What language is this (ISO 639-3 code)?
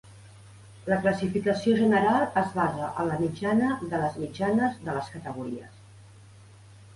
cat